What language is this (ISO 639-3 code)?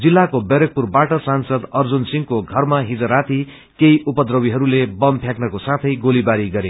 nep